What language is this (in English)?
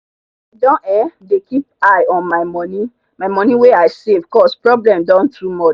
Nigerian Pidgin